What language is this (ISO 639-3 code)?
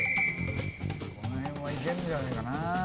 jpn